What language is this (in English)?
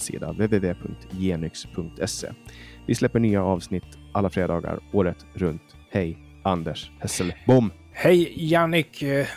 Swedish